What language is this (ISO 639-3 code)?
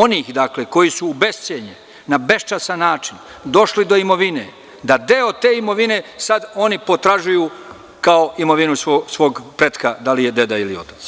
srp